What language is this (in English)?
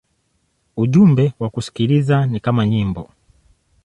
Swahili